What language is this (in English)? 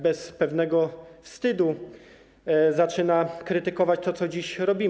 Polish